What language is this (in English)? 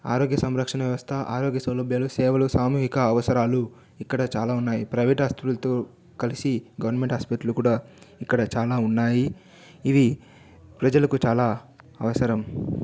Telugu